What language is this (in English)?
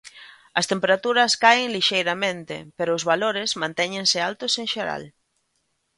Galician